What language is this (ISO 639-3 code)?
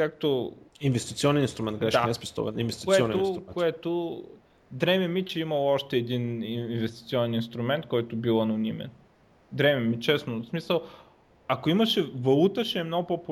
bul